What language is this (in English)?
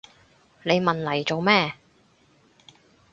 Cantonese